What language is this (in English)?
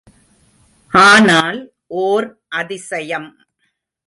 Tamil